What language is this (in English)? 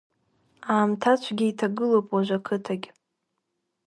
Abkhazian